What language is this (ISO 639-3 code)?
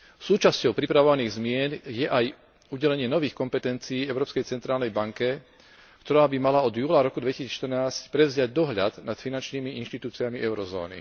slk